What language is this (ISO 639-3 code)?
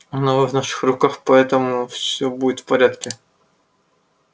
rus